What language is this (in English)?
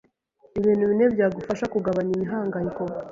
Kinyarwanda